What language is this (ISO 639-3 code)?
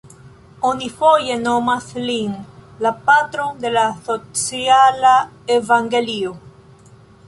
epo